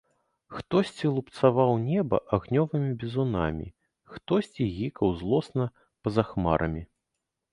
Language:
Belarusian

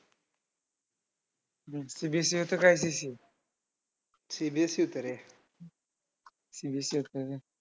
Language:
Marathi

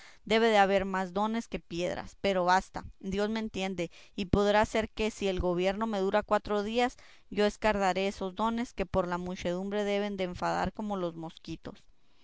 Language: Spanish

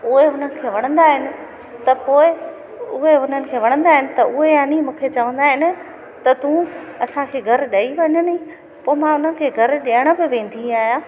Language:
Sindhi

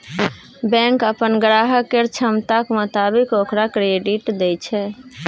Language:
Maithili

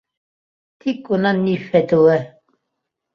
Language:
Bashkir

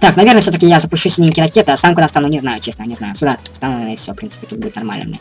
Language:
Russian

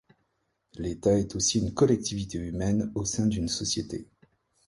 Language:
French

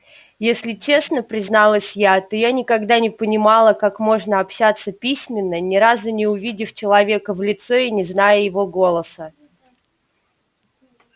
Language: Russian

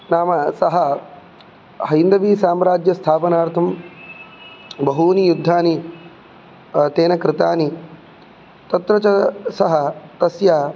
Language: Sanskrit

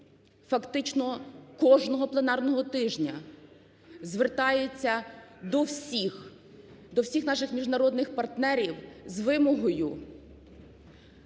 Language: Ukrainian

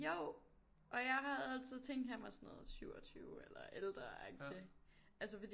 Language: Danish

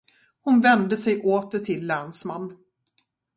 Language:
Swedish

